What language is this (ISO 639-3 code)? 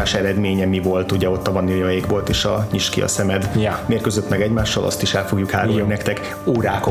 hun